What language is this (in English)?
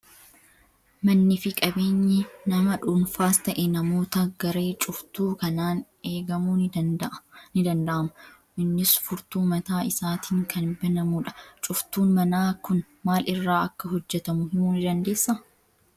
Oromo